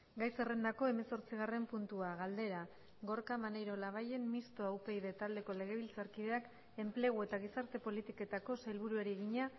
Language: Basque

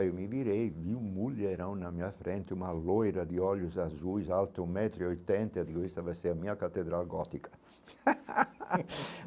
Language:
Portuguese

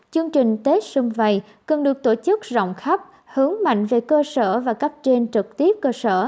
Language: Vietnamese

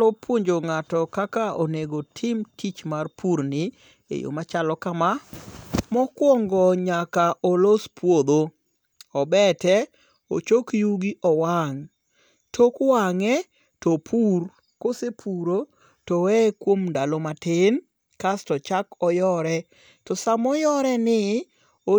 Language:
Luo (Kenya and Tanzania)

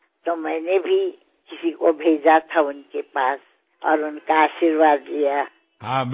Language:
Assamese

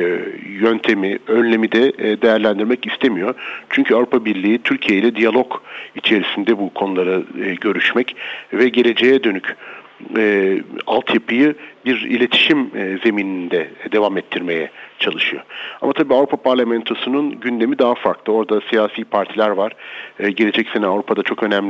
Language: Turkish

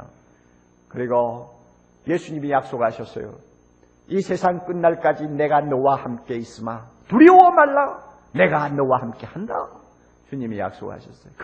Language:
Korean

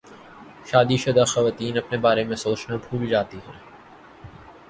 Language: Urdu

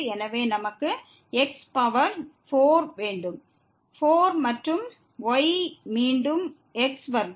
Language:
Tamil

